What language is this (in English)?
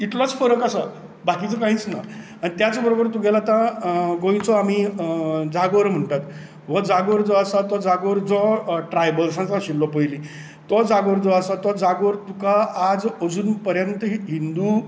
Konkani